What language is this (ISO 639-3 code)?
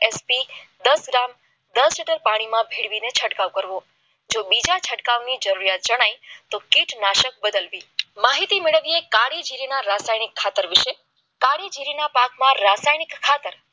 guj